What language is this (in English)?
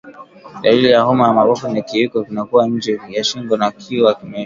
Swahili